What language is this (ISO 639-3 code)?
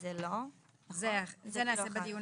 heb